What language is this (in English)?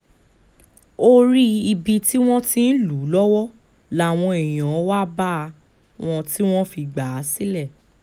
Yoruba